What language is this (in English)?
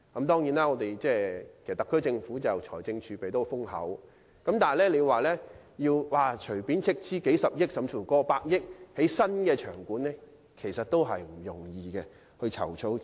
Cantonese